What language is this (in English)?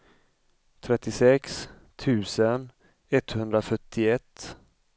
Swedish